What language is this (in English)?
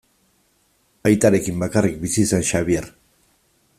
Basque